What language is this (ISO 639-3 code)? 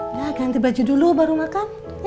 ind